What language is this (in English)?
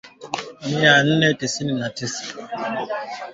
Swahili